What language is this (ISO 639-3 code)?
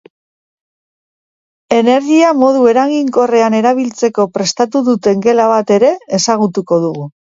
eus